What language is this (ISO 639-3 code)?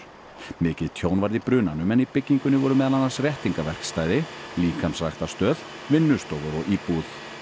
isl